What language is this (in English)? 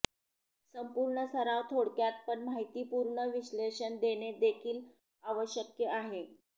Marathi